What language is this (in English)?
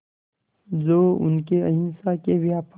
Hindi